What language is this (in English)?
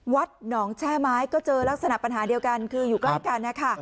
Thai